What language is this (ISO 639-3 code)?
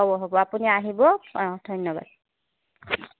asm